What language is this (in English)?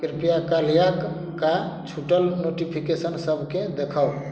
Maithili